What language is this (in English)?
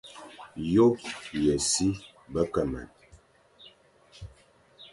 Fang